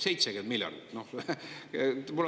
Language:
Estonian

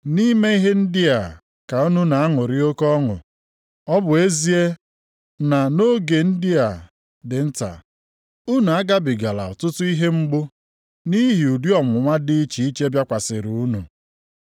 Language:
Igbo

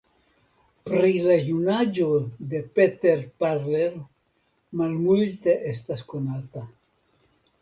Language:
Esperanto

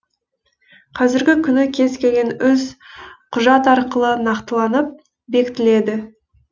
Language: Kazakh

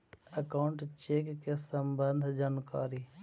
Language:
Magahi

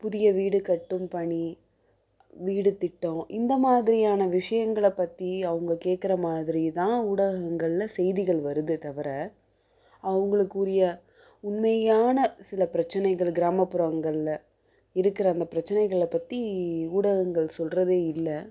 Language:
Tamil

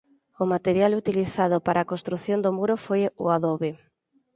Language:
Galician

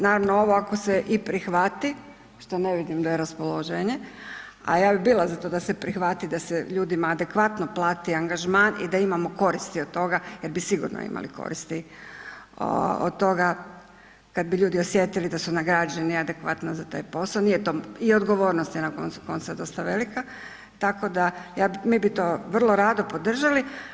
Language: Croatian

